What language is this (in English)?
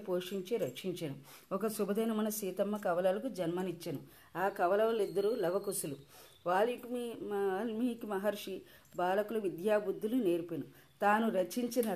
Telugu